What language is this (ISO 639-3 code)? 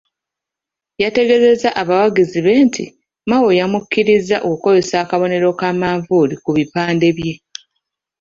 lug